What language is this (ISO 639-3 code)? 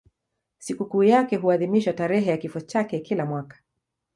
swa